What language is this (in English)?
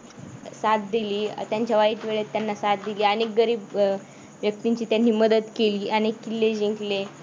Marathi